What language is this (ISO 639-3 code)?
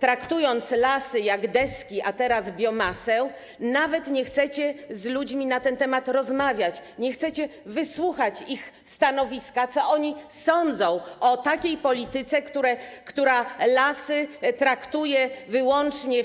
pol